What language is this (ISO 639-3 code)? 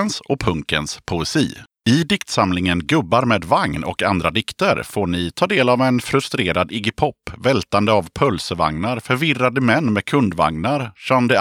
swe